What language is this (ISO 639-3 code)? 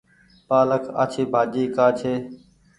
gig